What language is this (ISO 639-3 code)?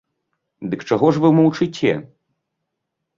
bel